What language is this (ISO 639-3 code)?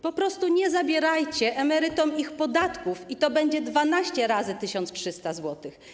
pol